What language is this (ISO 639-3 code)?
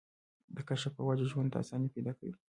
pus